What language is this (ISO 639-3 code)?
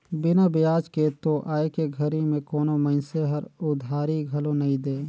hne